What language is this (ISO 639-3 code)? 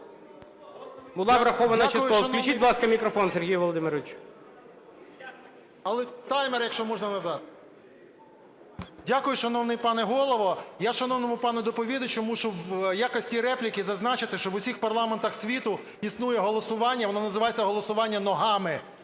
ukr